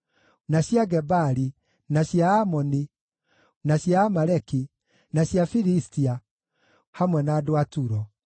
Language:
Kikuyu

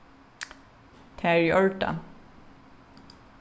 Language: Faroese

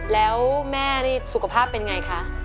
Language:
Thai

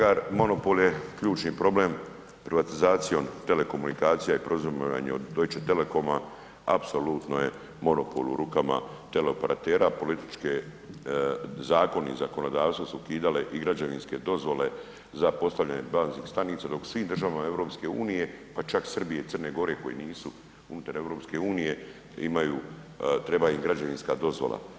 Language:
Croatian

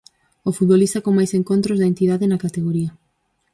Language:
Galician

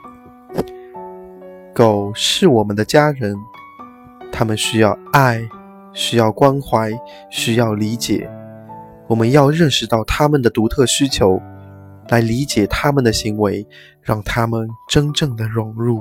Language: Chinese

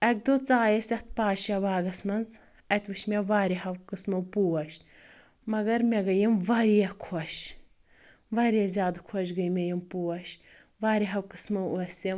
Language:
Kashmiri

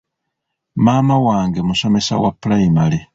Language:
Ganda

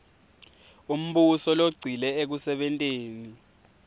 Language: Swati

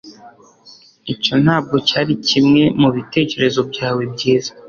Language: Kinyarwanda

